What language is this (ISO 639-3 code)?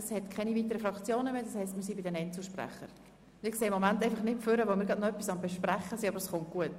gsw